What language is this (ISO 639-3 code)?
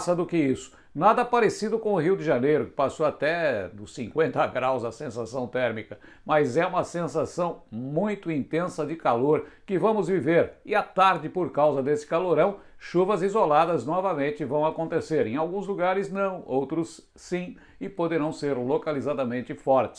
por